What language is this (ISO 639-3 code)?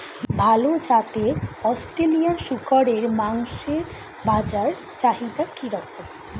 ben